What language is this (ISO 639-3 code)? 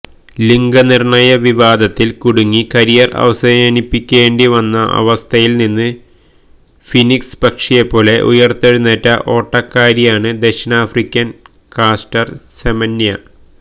mal